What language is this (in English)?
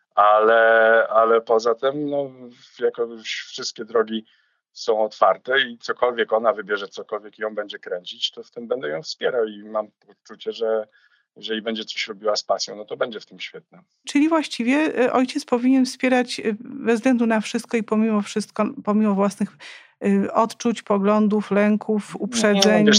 Polish